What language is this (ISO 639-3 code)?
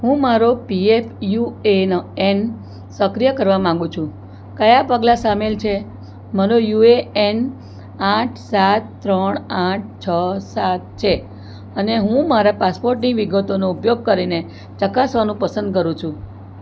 guj